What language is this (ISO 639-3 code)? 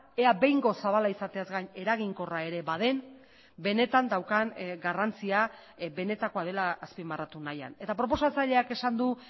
eus